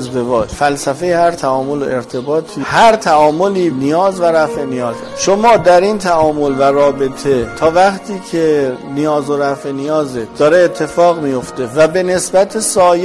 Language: Persian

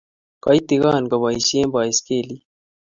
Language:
Kalenjin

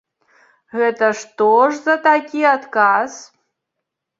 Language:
Belarusian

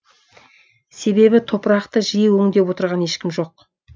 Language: Kazakh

